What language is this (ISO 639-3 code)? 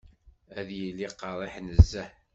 kab